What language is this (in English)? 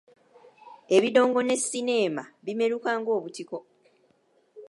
Ganda